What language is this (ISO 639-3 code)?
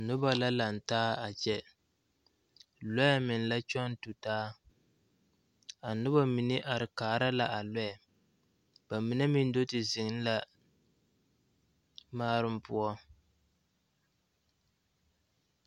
dga